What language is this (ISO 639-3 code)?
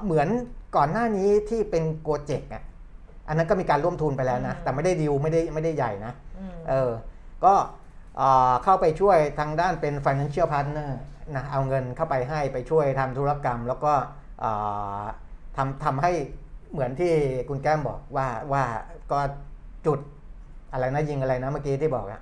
tha